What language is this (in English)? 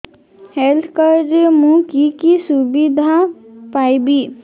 Odia